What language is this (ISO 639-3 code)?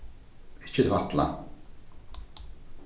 fao